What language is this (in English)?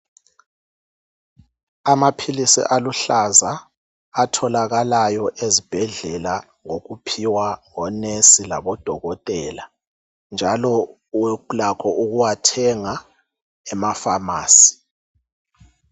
North Ndebele